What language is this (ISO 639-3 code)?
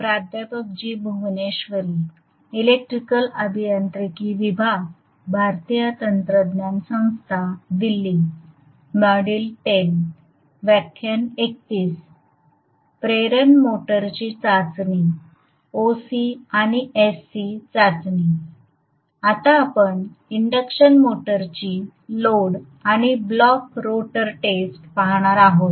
mar